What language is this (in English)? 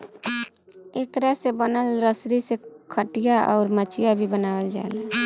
Bhojpuri